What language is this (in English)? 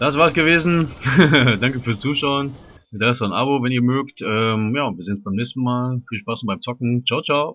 German